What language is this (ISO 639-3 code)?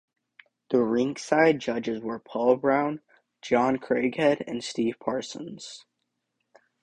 eng